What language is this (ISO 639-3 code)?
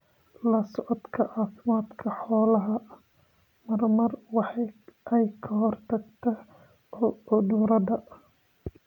som